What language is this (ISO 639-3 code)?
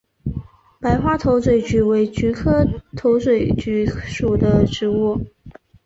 zho